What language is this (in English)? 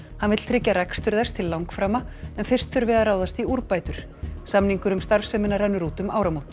Icelandic